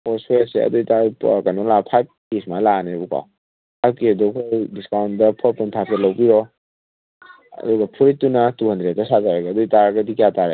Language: Manipuri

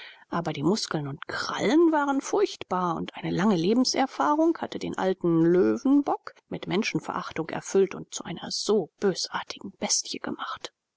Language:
German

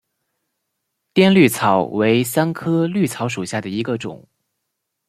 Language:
Chinese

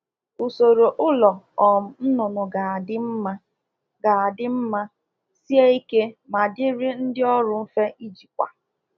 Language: Igbo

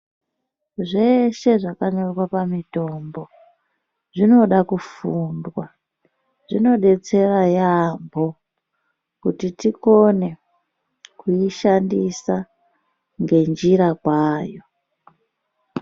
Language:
Ndau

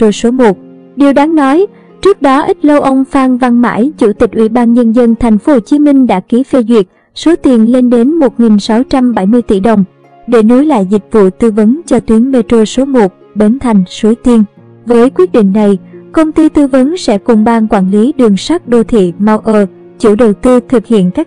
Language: Vietnamese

